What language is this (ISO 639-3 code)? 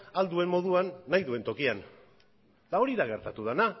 eus